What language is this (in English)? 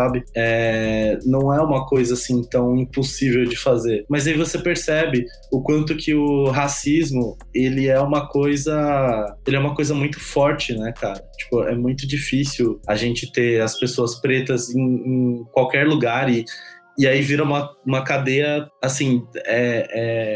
Portuguese